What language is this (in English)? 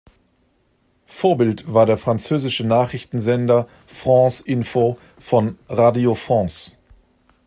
German